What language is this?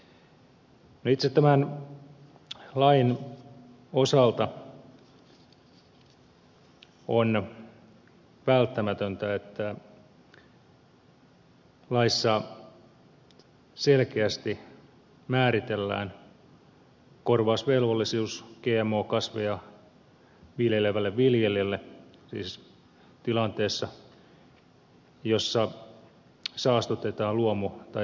Finnish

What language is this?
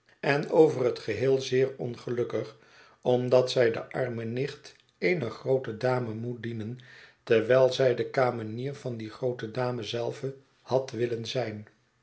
Dutch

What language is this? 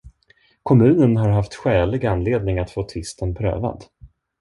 Swedish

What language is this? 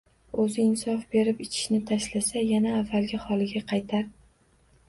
Uzbek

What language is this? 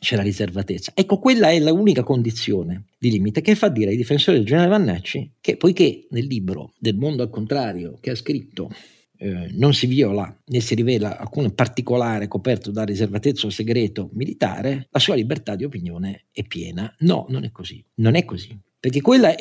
Italian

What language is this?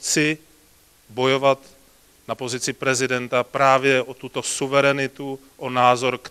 Czech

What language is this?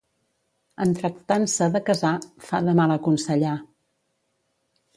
Catalan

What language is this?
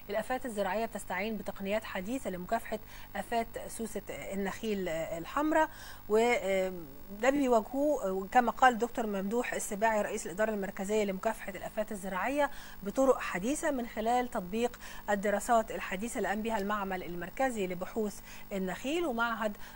Arabic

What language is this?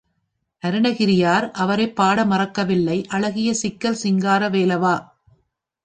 Tamil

